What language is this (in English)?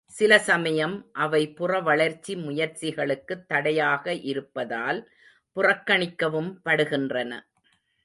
Tamil